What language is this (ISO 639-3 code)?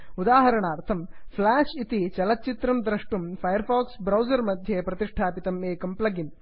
san